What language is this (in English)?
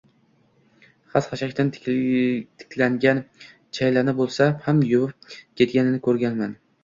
Uzbek